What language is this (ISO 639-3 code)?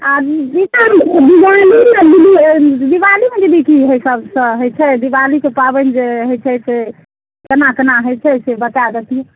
mai